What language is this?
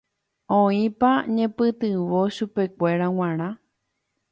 Guarani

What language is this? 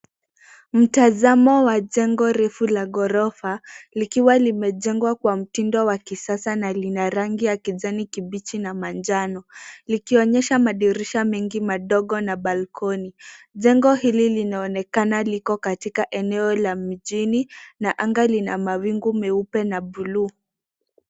Swahili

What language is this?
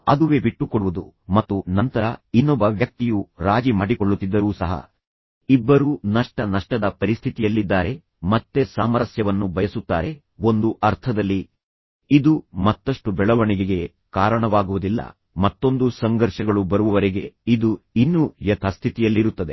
Kannada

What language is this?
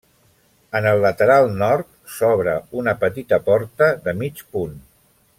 Catalan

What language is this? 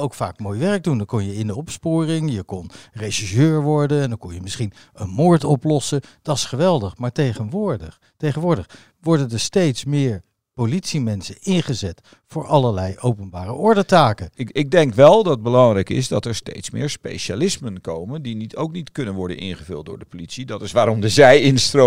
Dutch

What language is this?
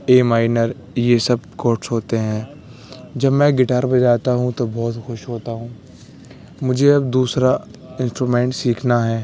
Urdu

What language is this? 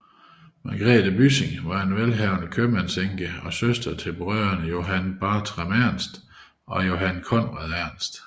Danish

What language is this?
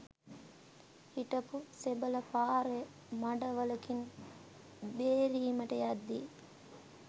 Sinhala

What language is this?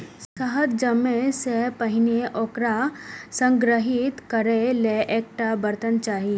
Maithili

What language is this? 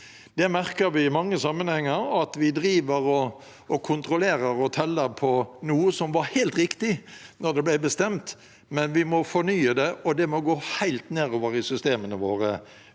Norwegian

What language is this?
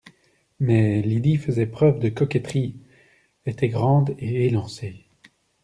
French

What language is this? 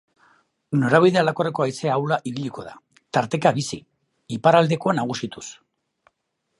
Basque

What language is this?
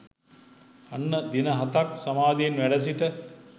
Sinhala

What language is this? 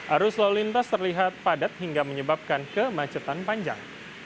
Indonesian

